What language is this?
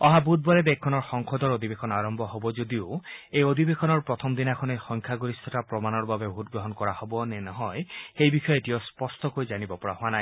Assamese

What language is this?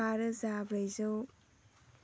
Bodo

